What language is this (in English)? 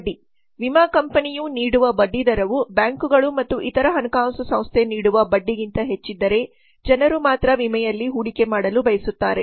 Kannada